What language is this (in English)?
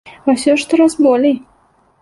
Belarusian